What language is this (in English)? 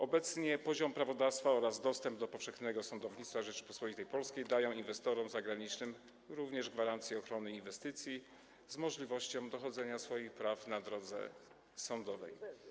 Polish